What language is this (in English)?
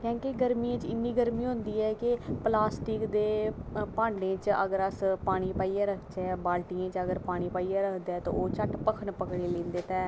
Dogri